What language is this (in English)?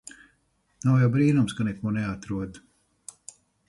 Latvian